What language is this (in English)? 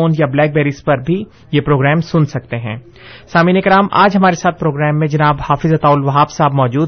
Urdu